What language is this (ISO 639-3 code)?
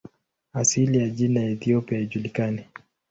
swa